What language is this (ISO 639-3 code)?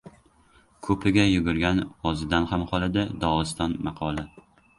uzb